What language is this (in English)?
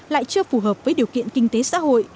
Vietnamese